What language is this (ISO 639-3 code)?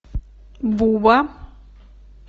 rus